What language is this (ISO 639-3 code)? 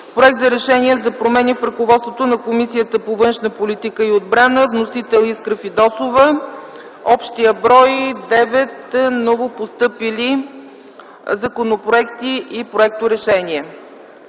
bul